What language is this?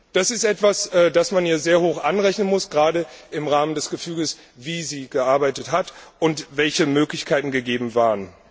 German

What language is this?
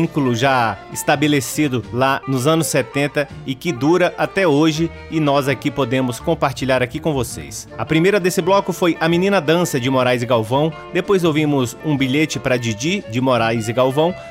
Portuguese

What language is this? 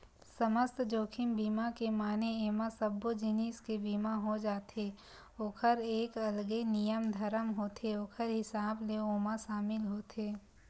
Chhattisgarhi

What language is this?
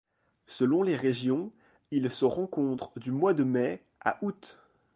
French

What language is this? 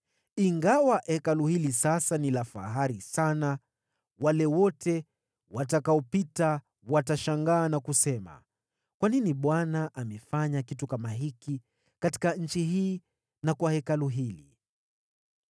Swahili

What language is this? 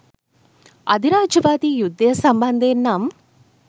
Sinhala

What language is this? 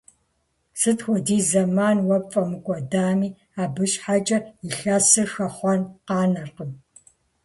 Kabardian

